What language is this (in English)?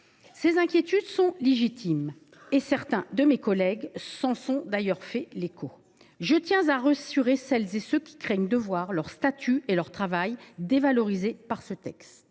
French